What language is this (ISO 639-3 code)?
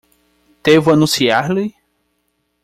por